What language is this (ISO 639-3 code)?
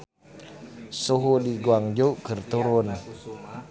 sun